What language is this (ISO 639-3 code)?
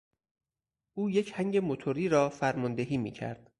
fas